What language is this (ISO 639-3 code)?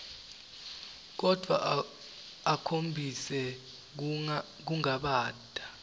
ssw